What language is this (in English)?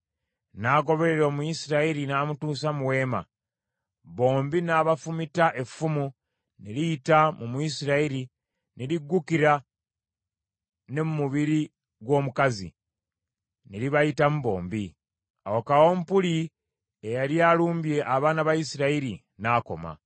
Ganda